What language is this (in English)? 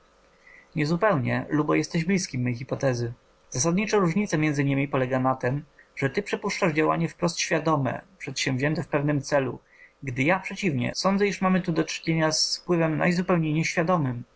Polish